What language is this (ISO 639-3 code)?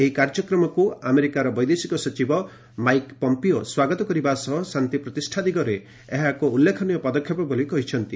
ori